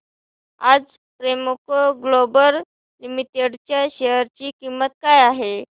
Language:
Marathi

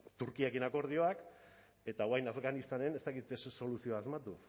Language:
Basque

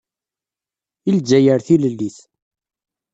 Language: Kabyle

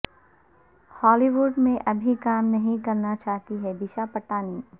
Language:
Urdu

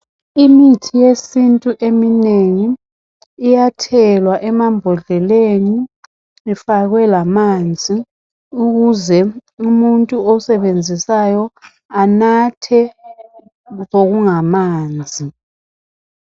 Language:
North Ndebele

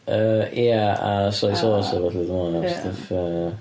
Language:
Welsh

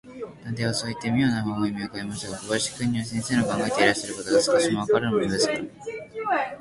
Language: Japanese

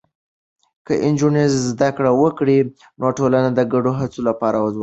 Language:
Pashto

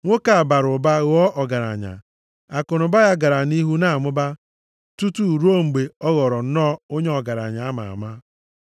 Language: Igbo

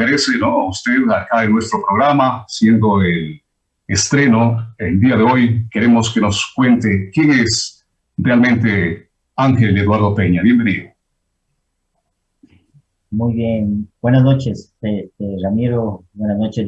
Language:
Spanish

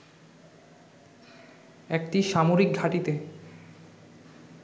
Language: Bangla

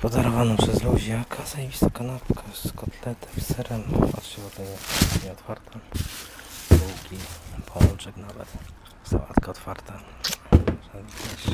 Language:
Polish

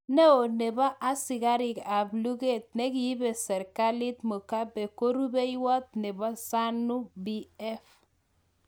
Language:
Kalenjin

